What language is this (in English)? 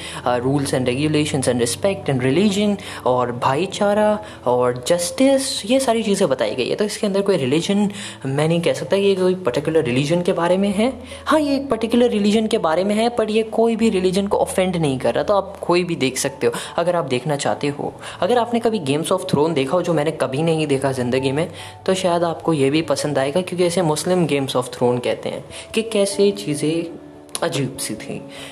Hindi